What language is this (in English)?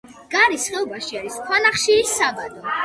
Georgian